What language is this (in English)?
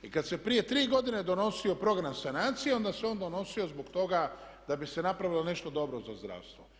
Croatian